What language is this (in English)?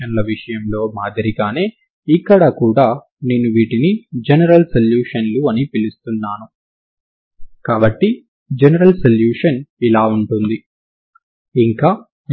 Telugu